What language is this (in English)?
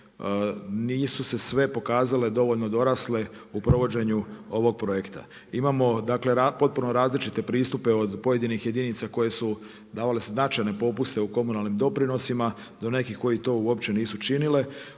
Croatian